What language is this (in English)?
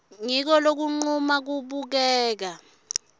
Swati